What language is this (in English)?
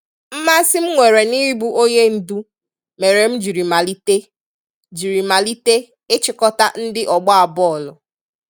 Igbo